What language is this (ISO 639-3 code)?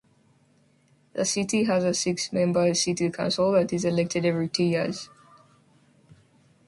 eng